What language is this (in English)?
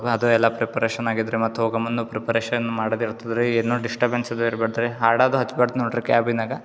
Kannada